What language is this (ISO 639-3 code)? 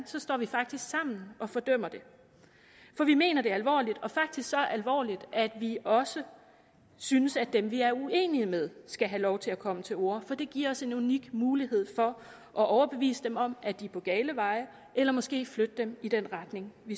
dan